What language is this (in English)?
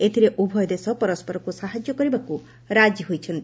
Odia